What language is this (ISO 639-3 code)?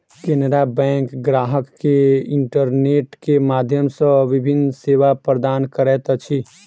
mai